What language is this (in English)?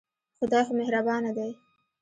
Pashto